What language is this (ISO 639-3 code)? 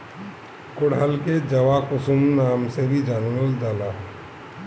bho